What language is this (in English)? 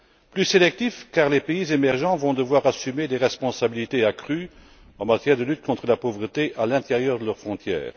French